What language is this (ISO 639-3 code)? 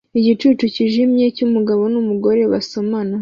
kin